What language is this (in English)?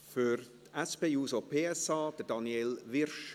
Swiss German